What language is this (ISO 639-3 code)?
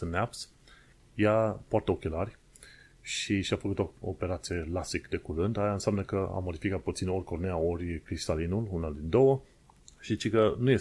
ron